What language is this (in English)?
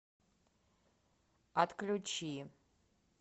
Russian